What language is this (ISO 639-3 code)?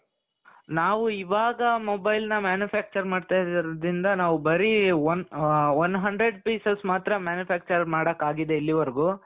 kan